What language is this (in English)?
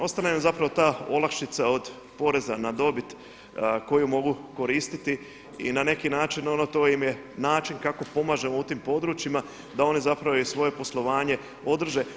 Croatian